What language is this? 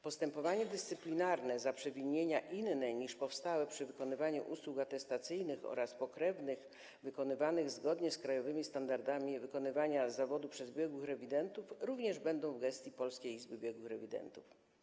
Polish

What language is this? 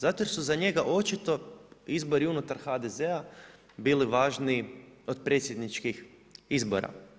Croatian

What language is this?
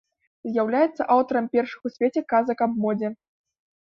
Belarusian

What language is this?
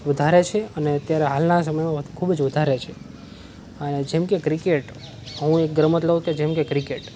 Gujarati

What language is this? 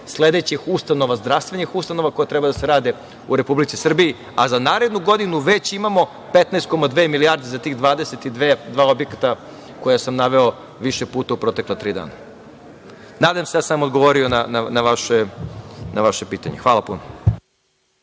Serbian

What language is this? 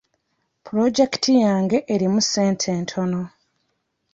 Ganda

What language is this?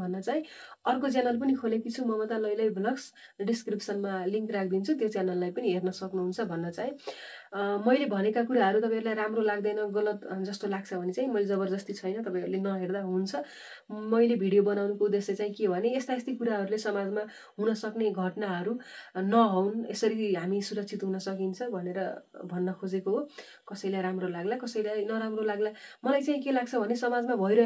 Indonesian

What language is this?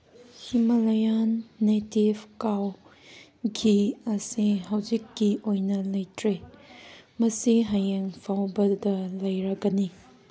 Manipuri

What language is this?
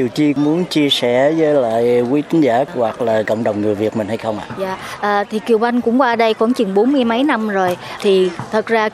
Vietnamese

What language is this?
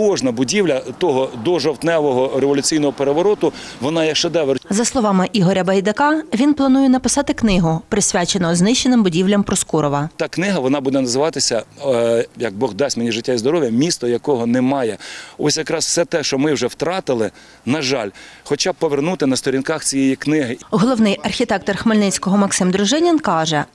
Ukrainian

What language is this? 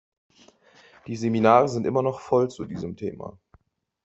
German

